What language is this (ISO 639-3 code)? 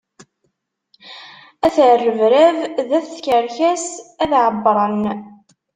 kab